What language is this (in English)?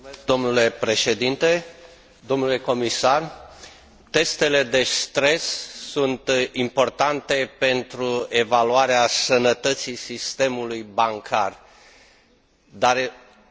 Romanian